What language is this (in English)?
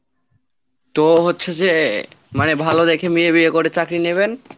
Bangla